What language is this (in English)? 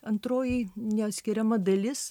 Lithuanian